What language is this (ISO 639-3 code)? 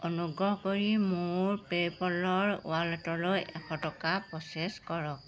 asm